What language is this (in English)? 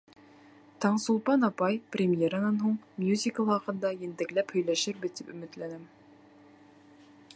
Bashkir